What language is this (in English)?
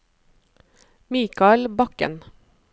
Norwegian